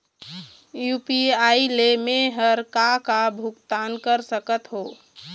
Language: Chhattisgarhi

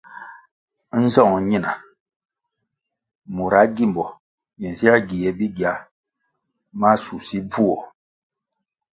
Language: Kwasio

